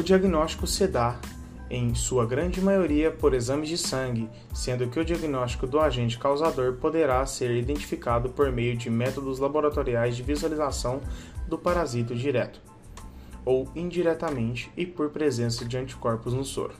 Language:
Portuguese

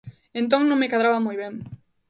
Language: Galician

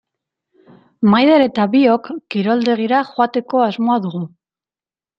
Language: Basque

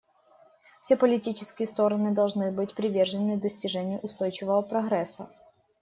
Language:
Russian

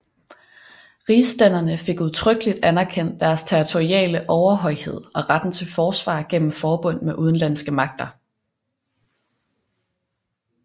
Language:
Danish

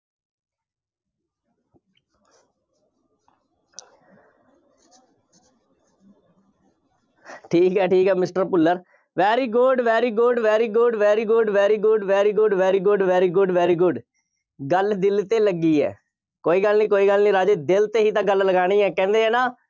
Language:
Punjabi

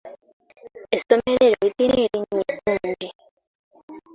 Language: Ganda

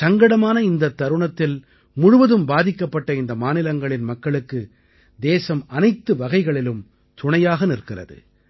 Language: Tamil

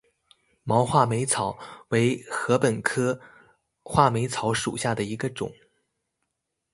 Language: Chinese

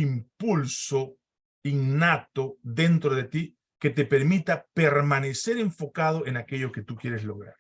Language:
Spanish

